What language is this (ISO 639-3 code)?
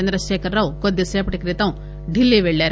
tel